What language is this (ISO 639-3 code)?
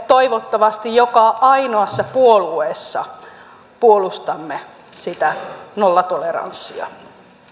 fin